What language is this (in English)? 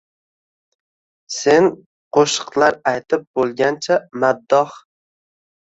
Uzbek